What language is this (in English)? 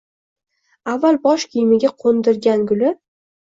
Uzbek